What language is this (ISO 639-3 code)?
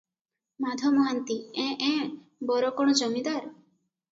ori